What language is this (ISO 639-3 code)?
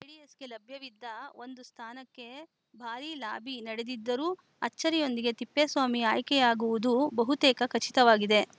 kan